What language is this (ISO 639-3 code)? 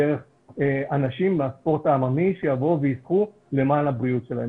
heb